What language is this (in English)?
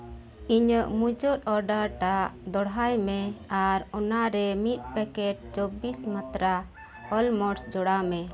Santali